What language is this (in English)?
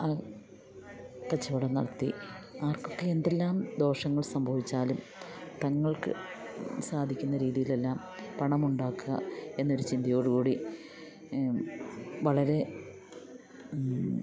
Malayalam